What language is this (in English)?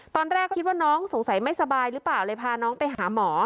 Thai